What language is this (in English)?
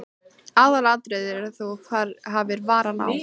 Icelandic